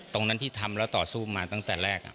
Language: Thai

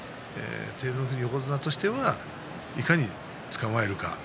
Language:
Japanese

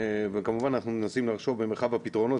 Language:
Hebrew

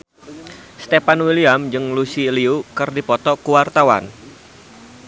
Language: Sundanese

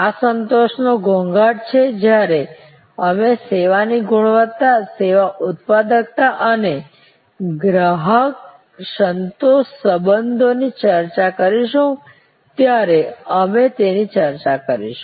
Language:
Gujarati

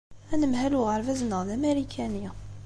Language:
Kabyle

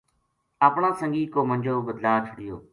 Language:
Gujari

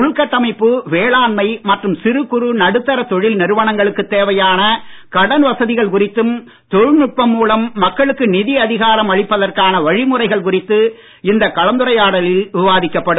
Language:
Tamil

